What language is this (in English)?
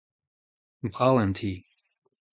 Breton